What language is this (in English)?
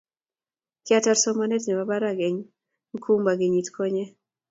Kalenjin